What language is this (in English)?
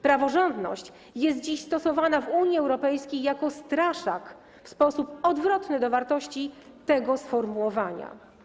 Polish